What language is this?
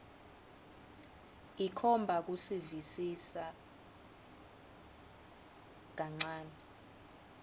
Swati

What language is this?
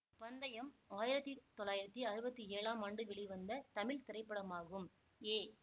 Tamil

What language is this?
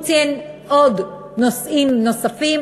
Hebrew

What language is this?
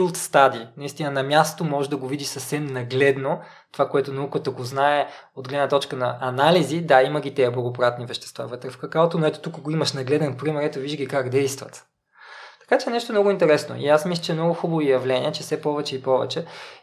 Bulgarian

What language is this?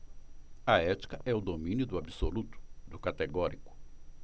Portuguese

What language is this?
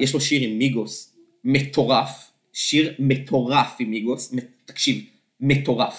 Hebrew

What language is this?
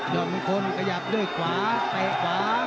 Thai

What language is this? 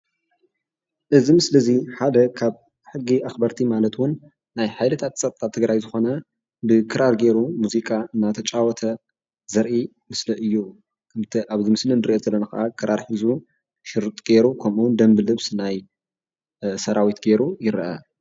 Tigrinya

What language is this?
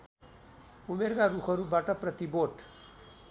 Nepali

